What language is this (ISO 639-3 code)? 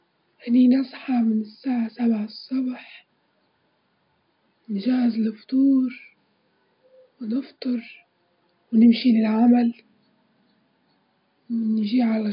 ayl